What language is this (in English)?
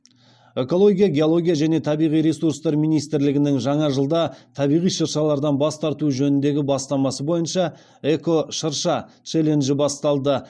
Kazakh